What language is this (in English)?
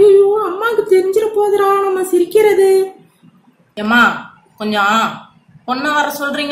Indonesian